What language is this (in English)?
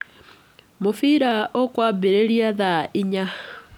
Kikuyu